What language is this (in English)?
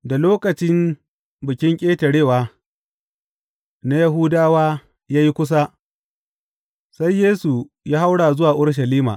Hausa